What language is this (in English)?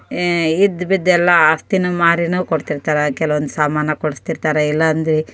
Kannada